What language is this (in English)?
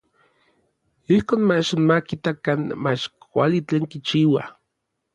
Orizaba Nahuatl